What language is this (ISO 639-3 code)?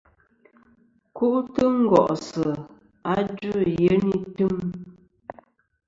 bkm